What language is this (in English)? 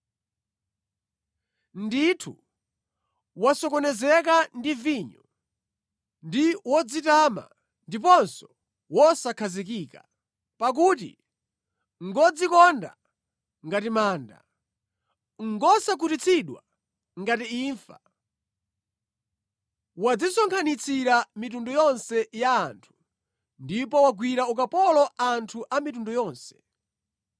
Nyanja